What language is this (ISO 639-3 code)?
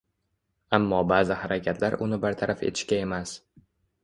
uzb